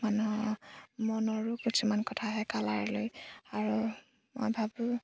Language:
Assamese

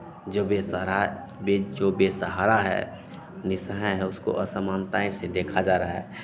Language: Hindi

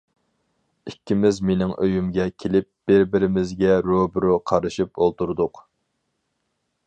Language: Uyghur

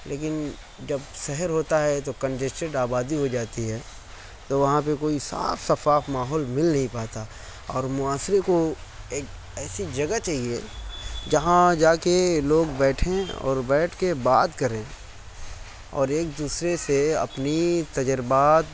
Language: Urdu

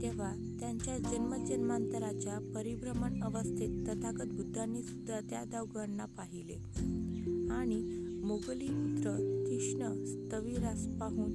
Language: Marathi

